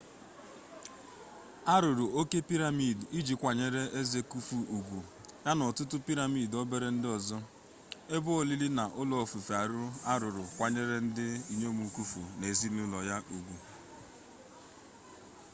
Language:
Igbo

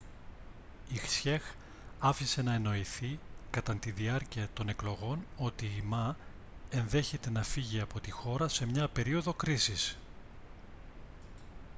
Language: Greek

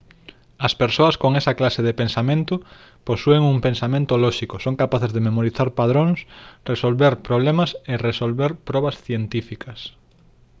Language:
Galician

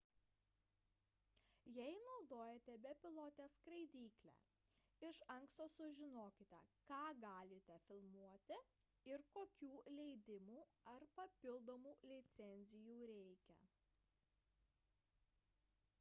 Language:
Lithuanian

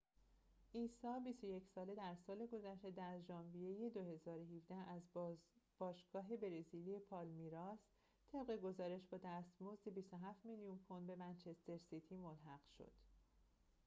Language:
Persian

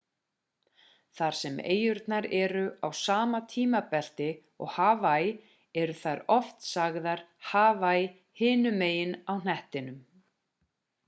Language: Icelandic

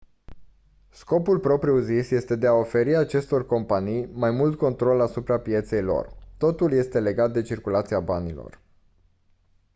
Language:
Romanian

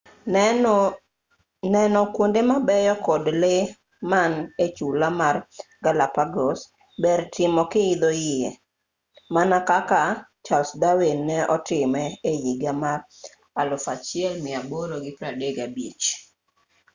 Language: Luo (Kenya and Tanzania)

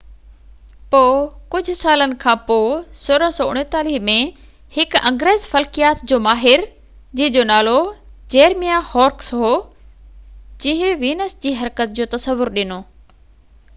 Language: Sindhi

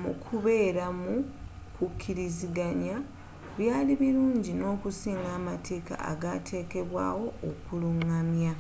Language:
Ganda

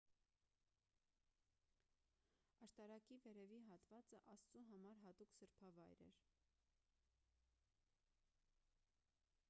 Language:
Armenian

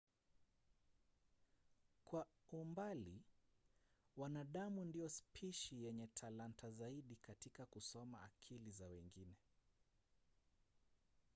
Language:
Swahili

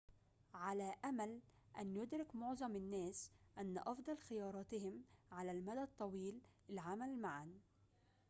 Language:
Arabic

